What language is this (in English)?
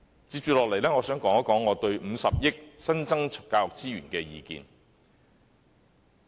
Cantonese